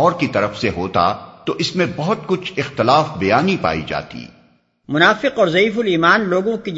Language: Urdu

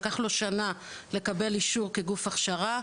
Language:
Hebrew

